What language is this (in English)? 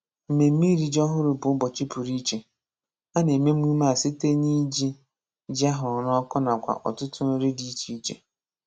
Igbo